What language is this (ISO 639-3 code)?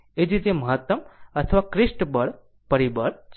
guj